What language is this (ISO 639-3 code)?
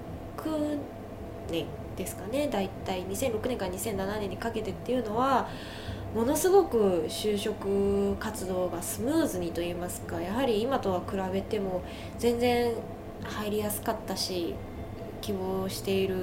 jpn